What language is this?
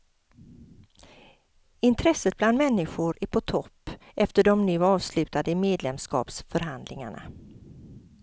Swedish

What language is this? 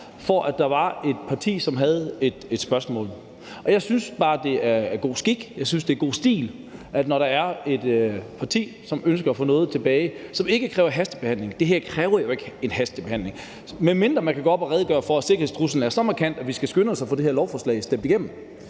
Danish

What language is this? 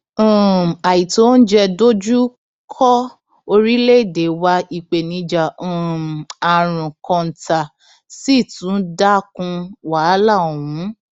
Yoruba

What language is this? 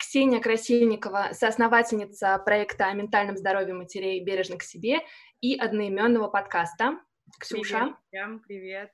Russian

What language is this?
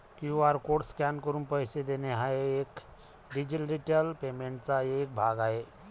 Marathi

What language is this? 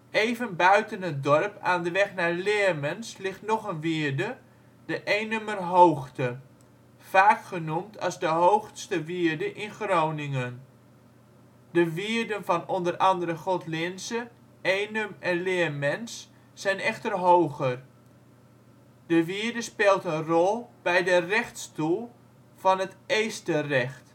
Dutch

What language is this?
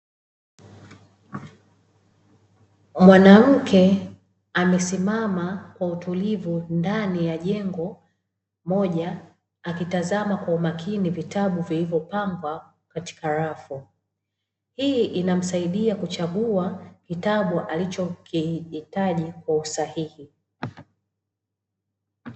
Swahili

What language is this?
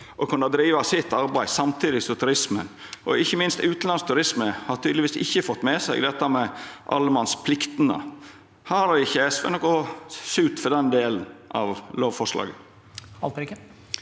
Norwegian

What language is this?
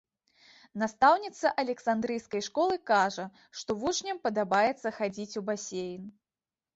Belarusian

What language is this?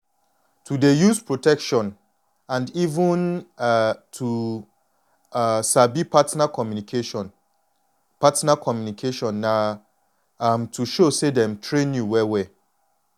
Nigerian Pidgin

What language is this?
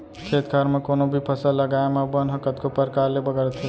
Chhattisgarhi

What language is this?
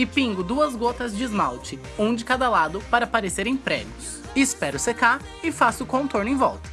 Portuguese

